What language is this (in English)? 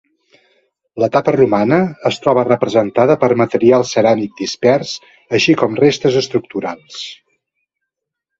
Catalan